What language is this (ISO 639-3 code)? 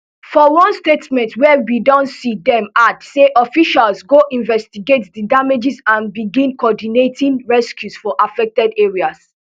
pcm